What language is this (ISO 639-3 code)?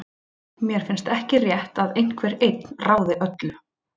isl